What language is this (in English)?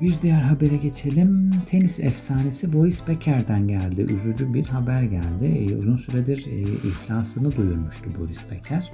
Turkish